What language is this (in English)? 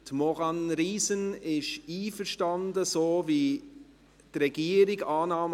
Swiss German